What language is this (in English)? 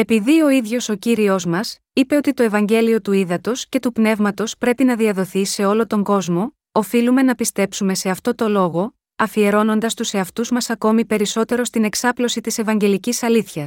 Greek